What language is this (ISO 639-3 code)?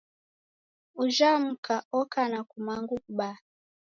dav